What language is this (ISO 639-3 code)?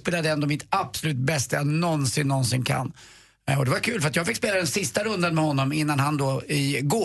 swe